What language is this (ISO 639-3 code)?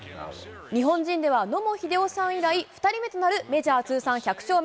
jpn